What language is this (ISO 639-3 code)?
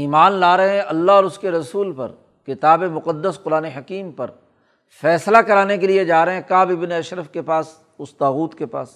urd